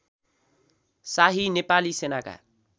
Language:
Nepali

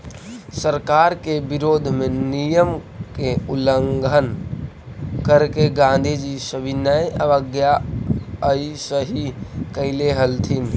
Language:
Magahi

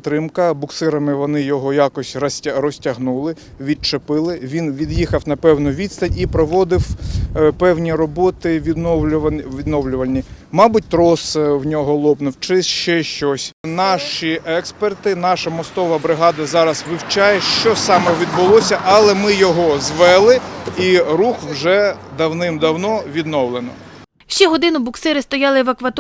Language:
Ukrainian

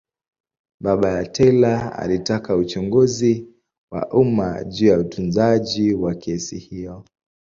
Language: Swahili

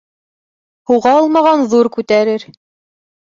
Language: Bashkir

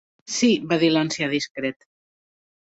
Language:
Catalan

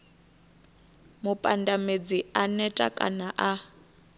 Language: Venda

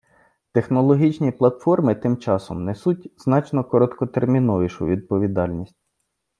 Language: Ukrainian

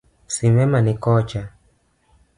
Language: Luo (Kenya and Tanzania)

